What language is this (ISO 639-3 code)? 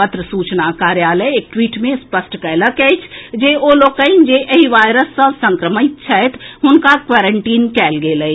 mai